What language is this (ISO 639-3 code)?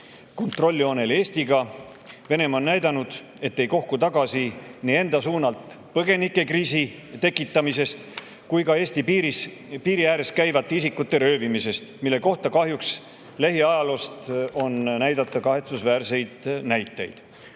est